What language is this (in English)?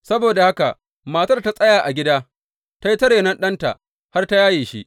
Hausa